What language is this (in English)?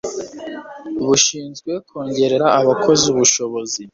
Kinyarwanda